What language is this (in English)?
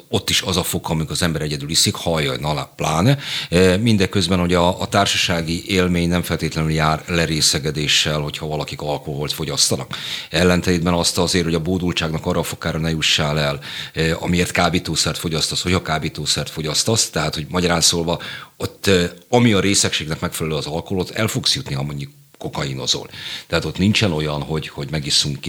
Hungarian